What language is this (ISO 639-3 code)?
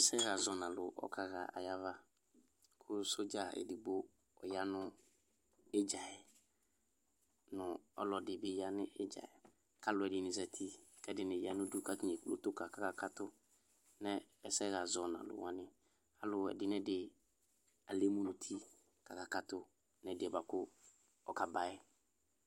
kpo